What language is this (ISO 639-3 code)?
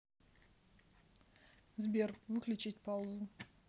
rus